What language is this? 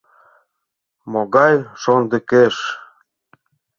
Mari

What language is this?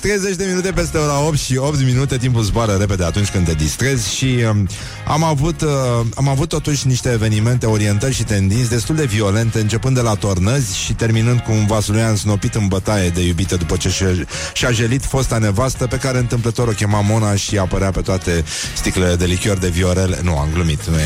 Romanian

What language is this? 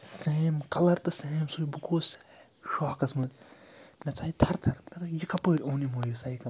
Kashmiri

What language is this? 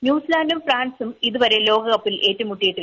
Malayalam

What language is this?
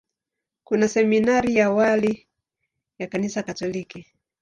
Swahili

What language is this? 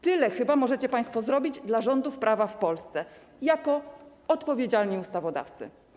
Polish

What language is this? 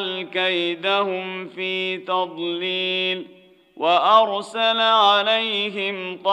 Arabic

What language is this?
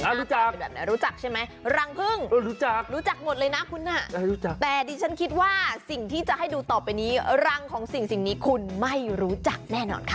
Thai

